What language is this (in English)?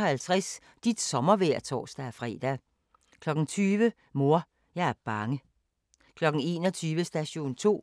Danish